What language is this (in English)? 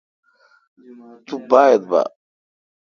Kalkoti